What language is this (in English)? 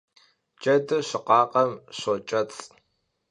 Kabardian